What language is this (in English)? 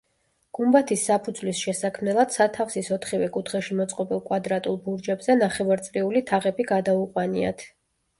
Georgian